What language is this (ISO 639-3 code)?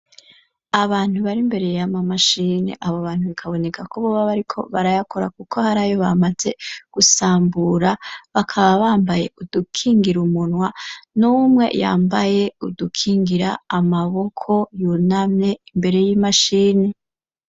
run